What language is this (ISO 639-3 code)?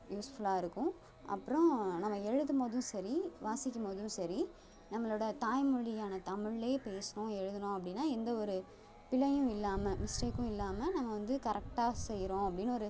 tam